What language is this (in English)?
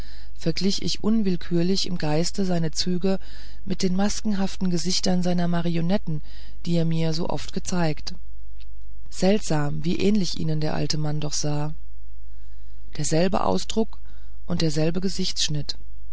German